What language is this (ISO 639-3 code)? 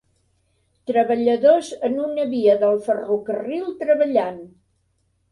cat